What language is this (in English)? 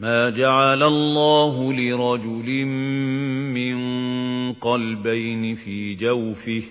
Arabic